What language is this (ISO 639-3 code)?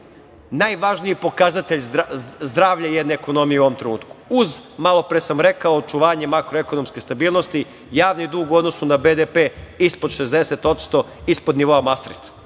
srp